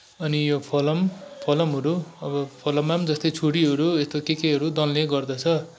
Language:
Nepali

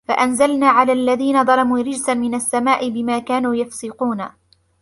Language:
Arabic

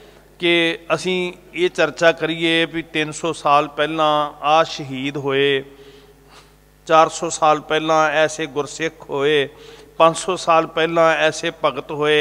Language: Punjabi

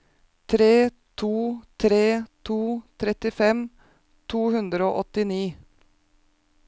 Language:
Norwegian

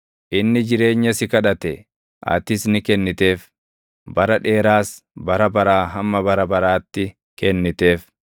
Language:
Oromo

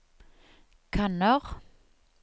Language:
Norwegian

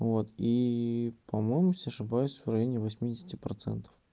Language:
Russian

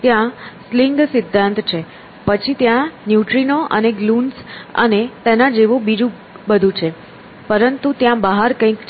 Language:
Gujarati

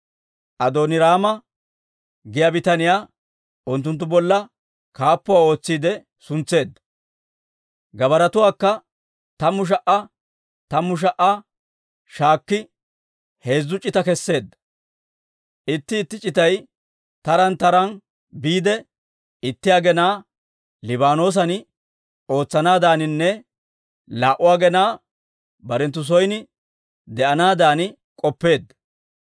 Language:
Dawro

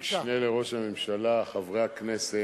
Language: Hebrew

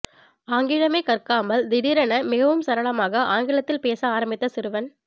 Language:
Tamil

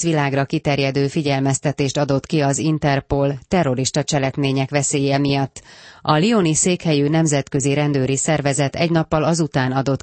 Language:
Hungarian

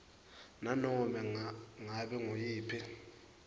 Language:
Swati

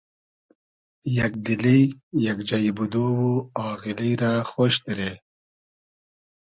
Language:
Hazaragi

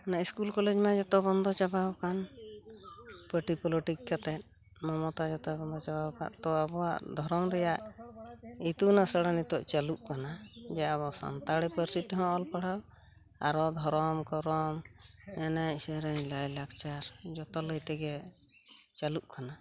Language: Santali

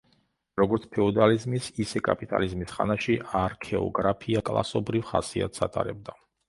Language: Georgian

